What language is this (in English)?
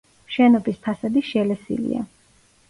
Georgian